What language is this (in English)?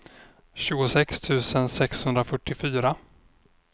Swedish